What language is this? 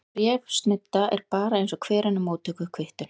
Icelandic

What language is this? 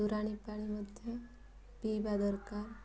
Odia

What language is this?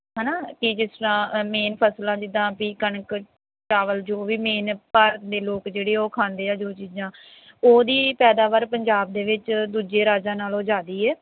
Punjabi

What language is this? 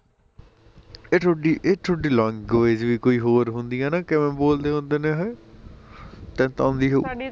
Punjabi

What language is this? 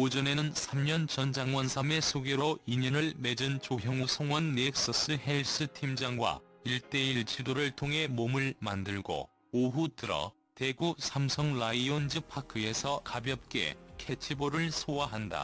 Korean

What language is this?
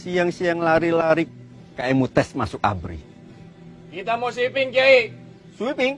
Indonesian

